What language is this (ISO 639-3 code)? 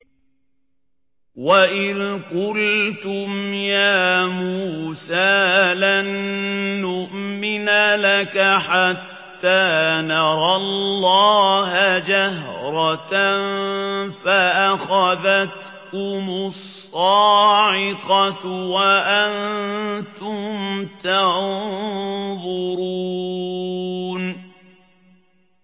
ara